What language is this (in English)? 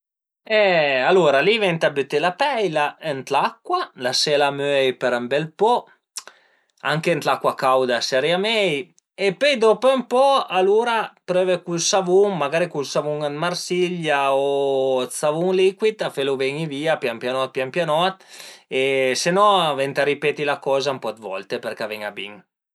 Piedmontese